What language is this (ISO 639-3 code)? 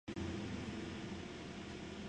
spa